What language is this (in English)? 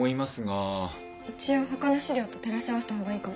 Japanese